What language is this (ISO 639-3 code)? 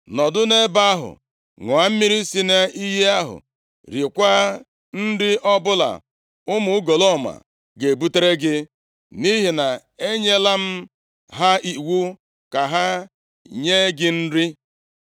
ibo